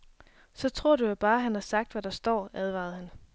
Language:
Danish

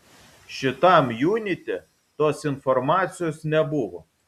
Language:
Lithuanian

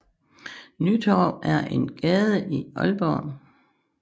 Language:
Danish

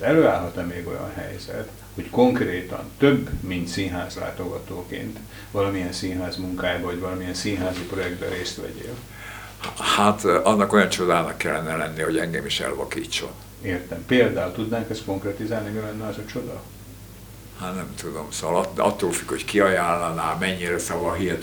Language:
Hungarian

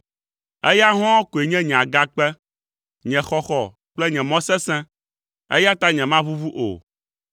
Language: Ewe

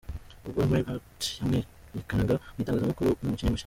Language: Kinyarwanda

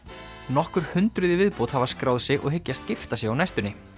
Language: Icelandic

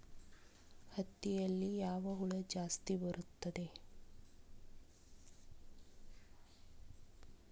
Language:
Kannada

